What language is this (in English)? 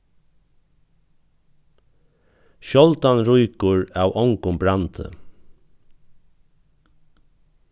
Faroese